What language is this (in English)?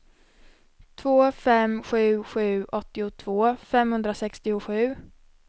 Swedish